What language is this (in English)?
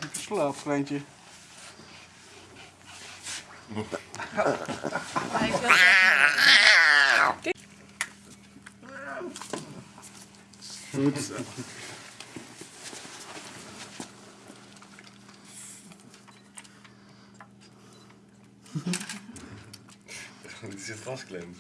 Dutch